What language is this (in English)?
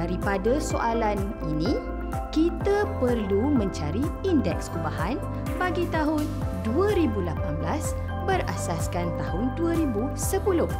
Malay